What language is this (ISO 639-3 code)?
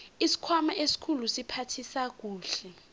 nbl